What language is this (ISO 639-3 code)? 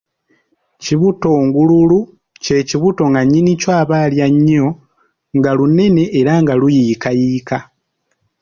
lug